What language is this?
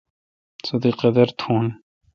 Kalkoti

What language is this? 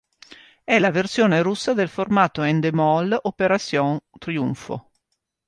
Italian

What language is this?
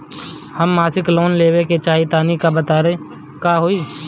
Bhojpuri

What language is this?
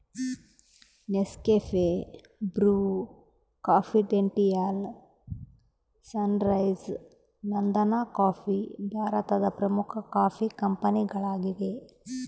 Kannada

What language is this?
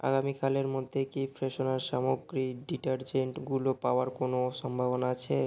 Bangla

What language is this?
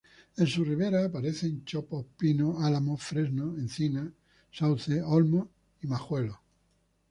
Spanish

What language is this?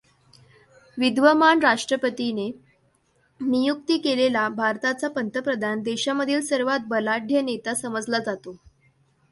Marathi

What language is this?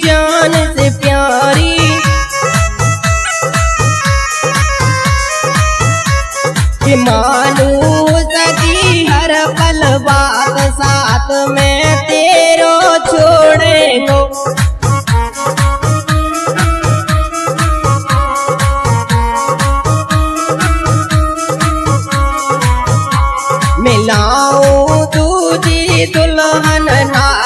Hindi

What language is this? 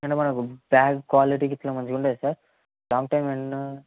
Telugu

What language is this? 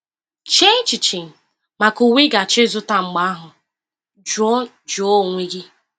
Igbo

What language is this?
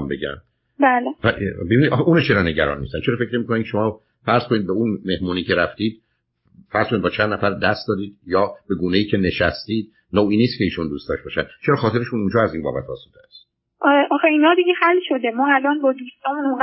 Persian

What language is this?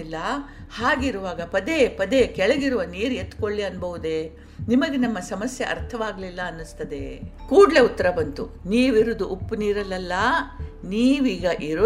Kannada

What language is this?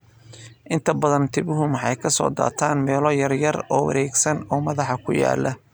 Somali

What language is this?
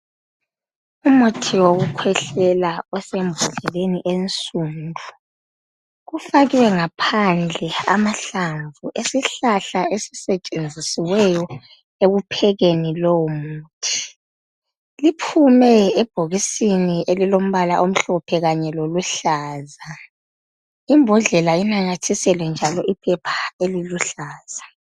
North Ndebele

